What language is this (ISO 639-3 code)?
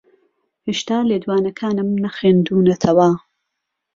ckb